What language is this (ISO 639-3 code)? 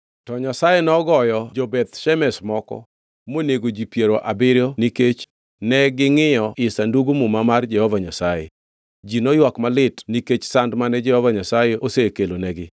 luo